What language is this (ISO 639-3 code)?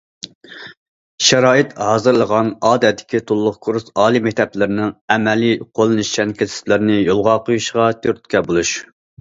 uig